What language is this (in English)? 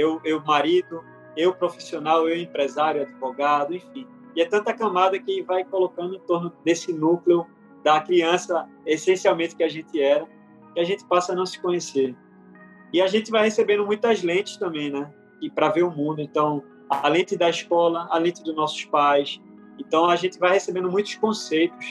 Portuguese